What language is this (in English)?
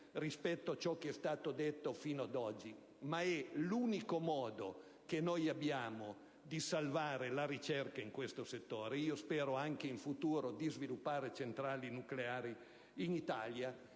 Italian